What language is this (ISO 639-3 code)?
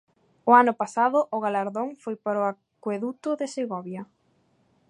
glg